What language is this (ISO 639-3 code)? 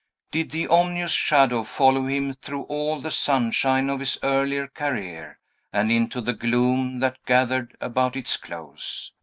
eng